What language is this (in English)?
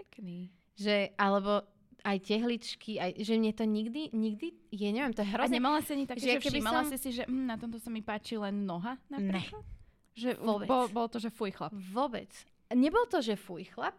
Slovak